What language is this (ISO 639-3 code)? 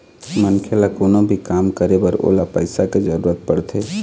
hne